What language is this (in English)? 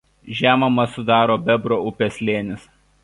Lithuanian